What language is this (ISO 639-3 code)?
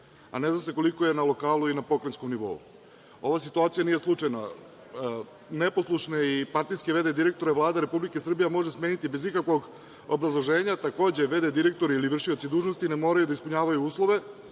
srp